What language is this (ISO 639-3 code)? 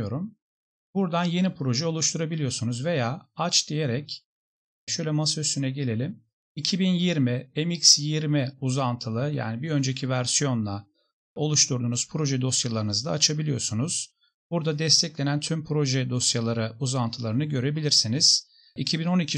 tur